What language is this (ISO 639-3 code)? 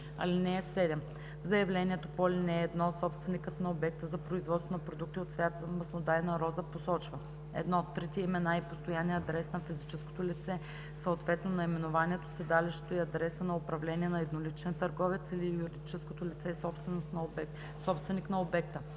bul